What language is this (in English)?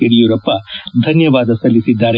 Kannada